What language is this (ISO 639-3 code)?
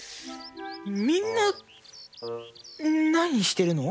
jpn